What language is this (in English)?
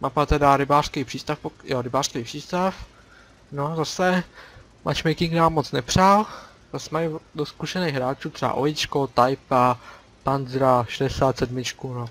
Czech